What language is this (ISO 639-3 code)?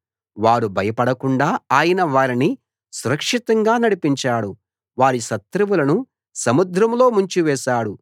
tel